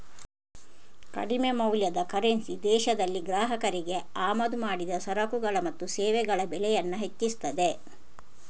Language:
Kannada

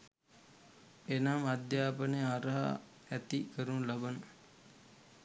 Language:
Sinhala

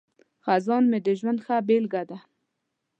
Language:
Pashto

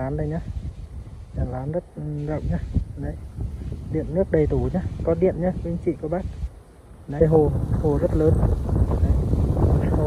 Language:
Vietnamese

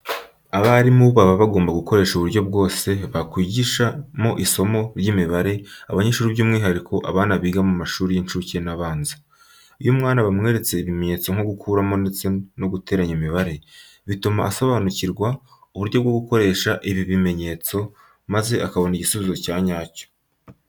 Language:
Kinyarwanda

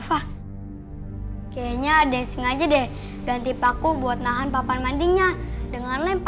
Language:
Indonesian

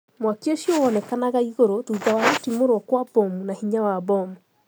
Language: Kikuyu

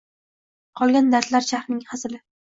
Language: Uzbek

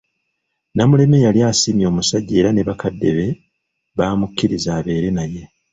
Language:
Ganda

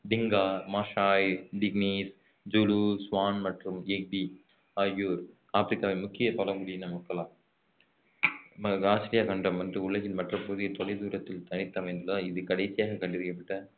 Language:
Tamil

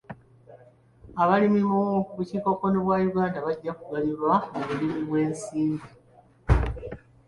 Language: Ganda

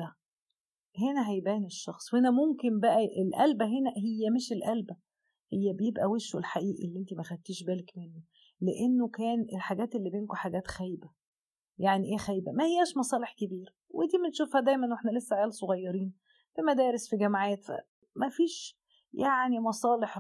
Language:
Arabic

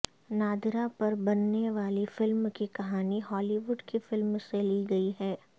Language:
Urdu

